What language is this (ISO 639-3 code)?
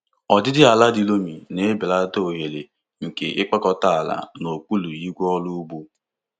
ibo